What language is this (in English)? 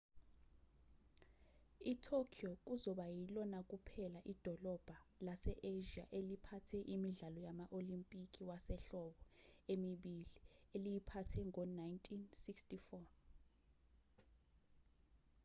Zulu